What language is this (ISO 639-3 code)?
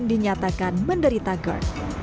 ind